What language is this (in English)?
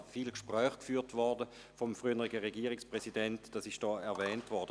Swiss German